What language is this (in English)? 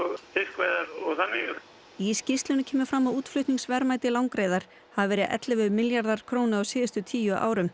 Icelandic